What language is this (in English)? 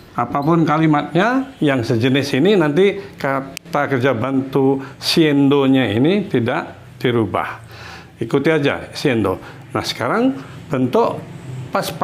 Indonesian